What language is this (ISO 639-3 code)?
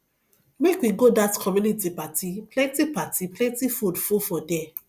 pcm